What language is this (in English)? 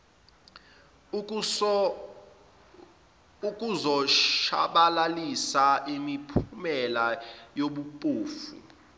Zulu